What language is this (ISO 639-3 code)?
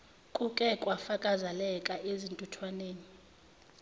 zul